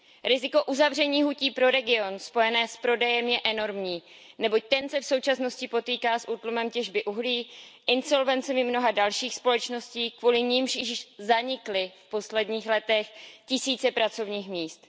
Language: Czech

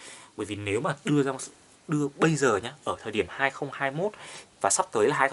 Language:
Vietnamese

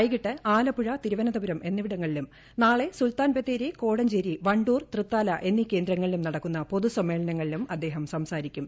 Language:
Malayalam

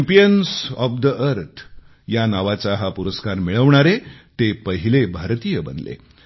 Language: Marathi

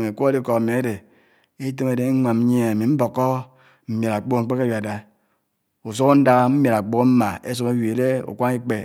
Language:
Anaang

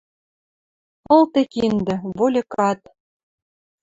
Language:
Western Mari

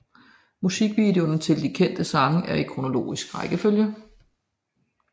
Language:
Danish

